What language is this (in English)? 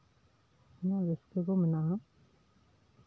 Santali